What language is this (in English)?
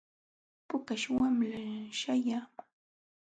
Jauja Wanca Quechua